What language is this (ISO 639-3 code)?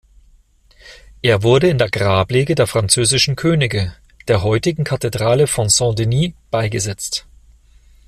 deu